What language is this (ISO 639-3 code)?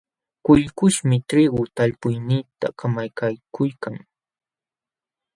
qxw